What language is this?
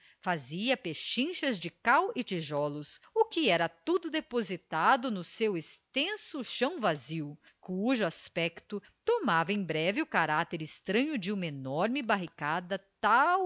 Portuguese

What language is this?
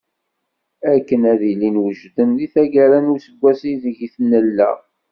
Kabyle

